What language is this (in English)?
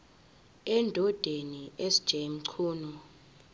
Zulu